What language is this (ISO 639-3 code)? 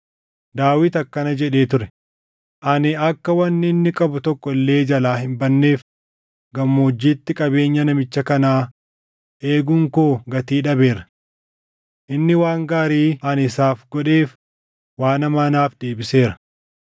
orm